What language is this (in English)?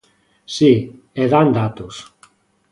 Galician